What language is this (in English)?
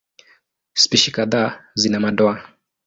Swahili